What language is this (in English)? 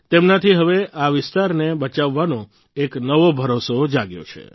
Gujarati